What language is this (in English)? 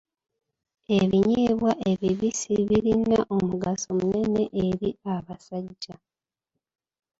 Ganda